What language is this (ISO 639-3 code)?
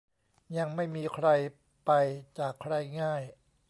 tha